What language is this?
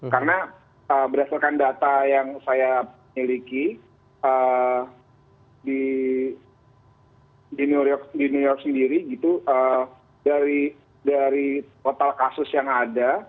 Indonesian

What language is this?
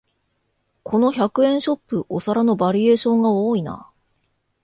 Japanese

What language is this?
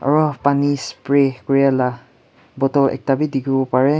Naga Pidgin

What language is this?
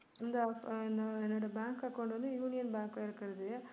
Tamil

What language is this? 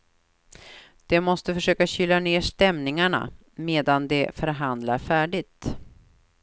Swedish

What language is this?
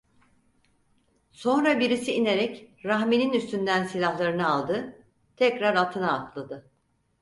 Turkish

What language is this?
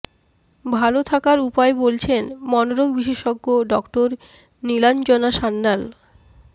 Bangla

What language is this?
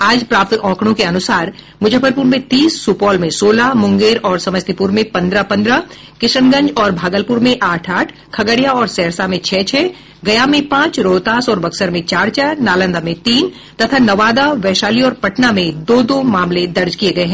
Hindi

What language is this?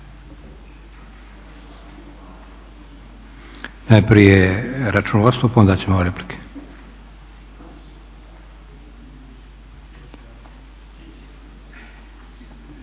Croatian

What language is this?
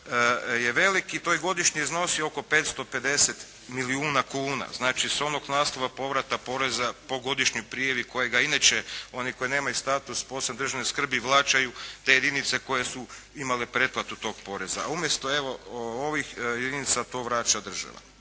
Croatian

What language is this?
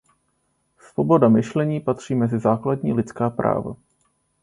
Czech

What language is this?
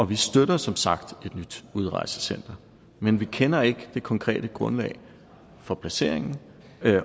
Danish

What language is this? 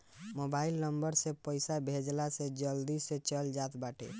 Bhojpuri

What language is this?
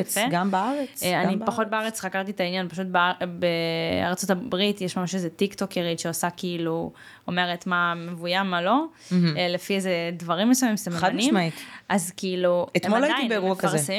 Hebrew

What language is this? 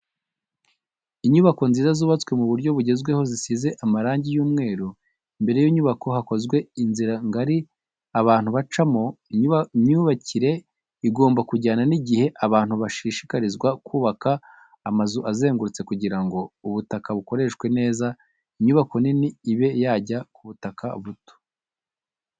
Kinyarwanda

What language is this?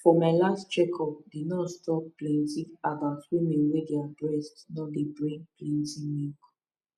Nigerian Pidgin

